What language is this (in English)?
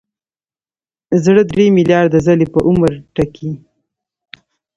Pashto